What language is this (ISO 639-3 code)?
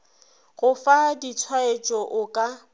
nso